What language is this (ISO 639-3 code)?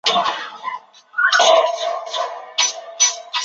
zho